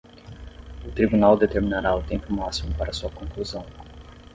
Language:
Portuguese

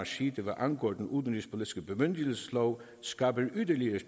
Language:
Danish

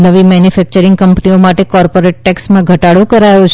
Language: Gujarati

